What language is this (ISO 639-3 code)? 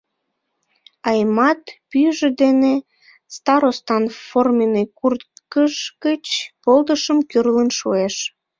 chm